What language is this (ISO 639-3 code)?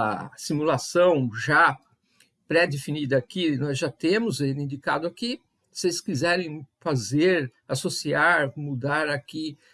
por